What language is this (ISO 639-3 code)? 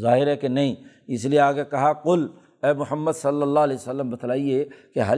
urd